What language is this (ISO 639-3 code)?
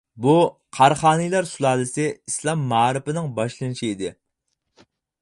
uig